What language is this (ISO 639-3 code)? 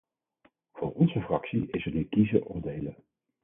nld